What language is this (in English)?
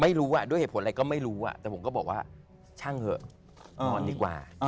Thai